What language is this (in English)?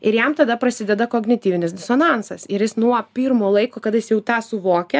Lithuanian